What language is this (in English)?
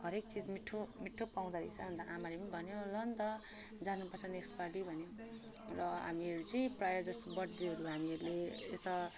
Nepali